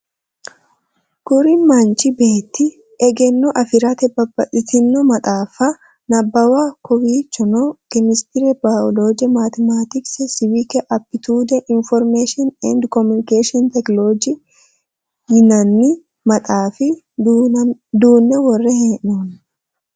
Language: Sidamo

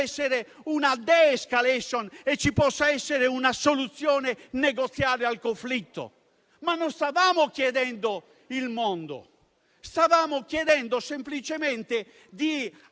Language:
Italian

